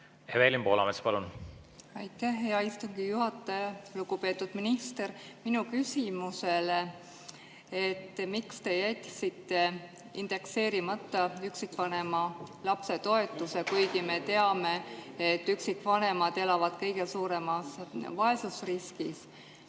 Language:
Estonian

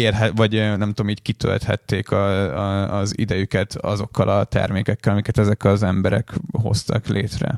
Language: Hungarian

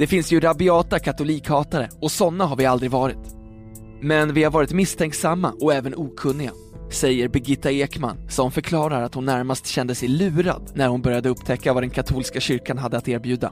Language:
Swedish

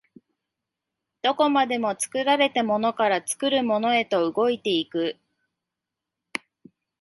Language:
Japanese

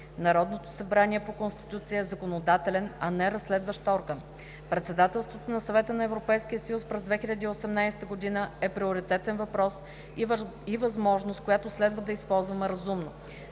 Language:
Bulgarian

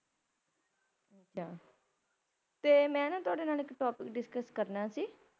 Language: Punjabi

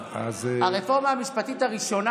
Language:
Hebrew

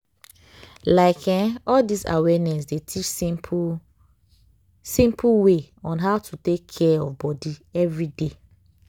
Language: Nigerian Pidgin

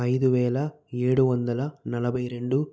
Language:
Telugu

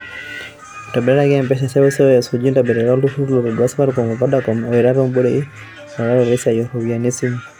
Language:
Masai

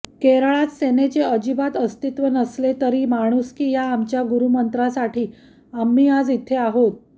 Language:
Marathi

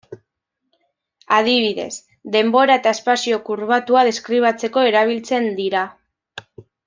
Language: Basque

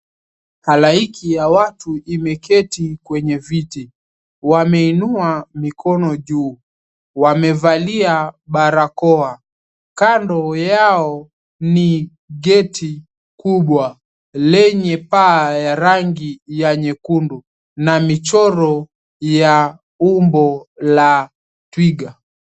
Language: Swahili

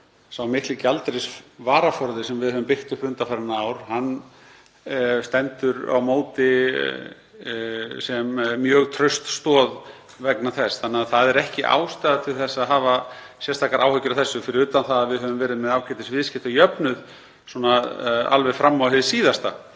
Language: Icelandic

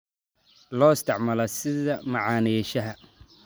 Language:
Somali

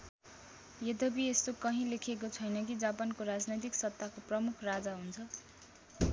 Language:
Nepali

